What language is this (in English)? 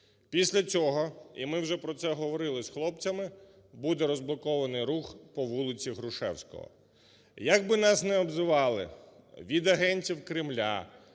Ukrainian